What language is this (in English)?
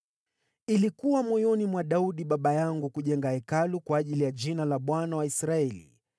Swahili